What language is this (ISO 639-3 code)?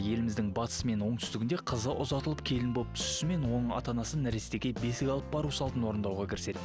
kaz